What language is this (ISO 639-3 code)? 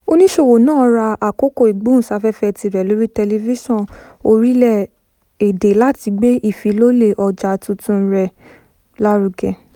yor